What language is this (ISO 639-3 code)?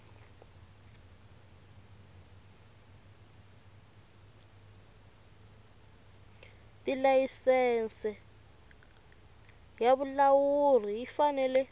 tso